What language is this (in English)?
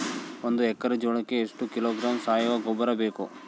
Kannada